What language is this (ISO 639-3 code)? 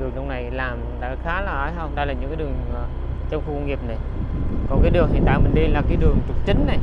vie